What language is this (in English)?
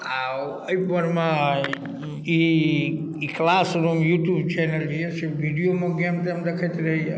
Maithili